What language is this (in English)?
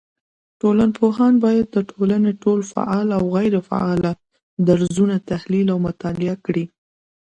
Pashto